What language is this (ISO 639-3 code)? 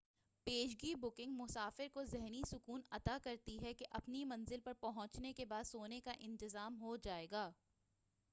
urd